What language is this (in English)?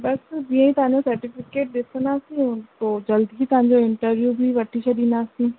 Sindhi